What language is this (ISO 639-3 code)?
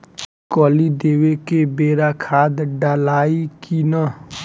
bho